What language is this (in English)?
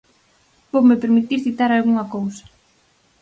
Galician